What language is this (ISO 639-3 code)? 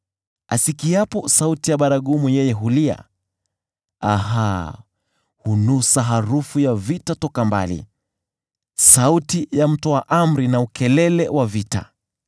swa